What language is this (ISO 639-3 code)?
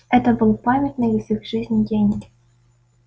rus